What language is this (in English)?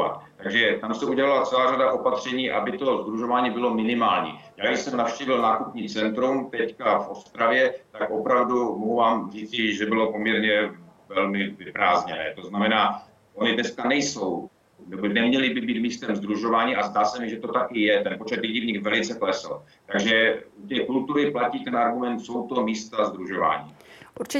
Czech